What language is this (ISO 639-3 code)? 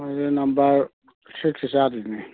mni